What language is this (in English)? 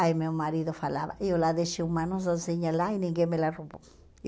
Portuguese